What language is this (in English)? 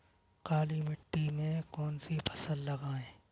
Hindi